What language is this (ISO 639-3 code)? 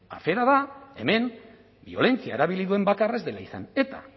eus